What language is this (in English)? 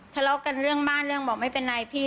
Thai